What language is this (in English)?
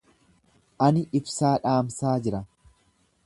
Oromo